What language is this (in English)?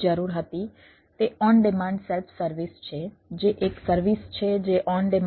Gujarati